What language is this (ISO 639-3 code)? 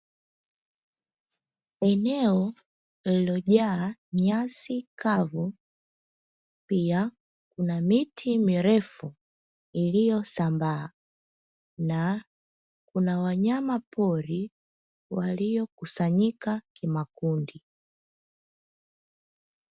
swa